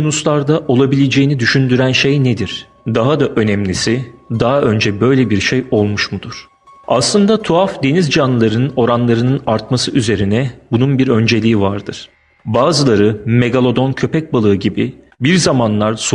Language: Turkish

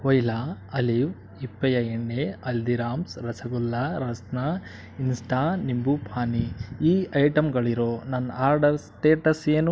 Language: Kannada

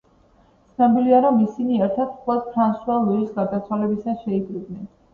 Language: Georgian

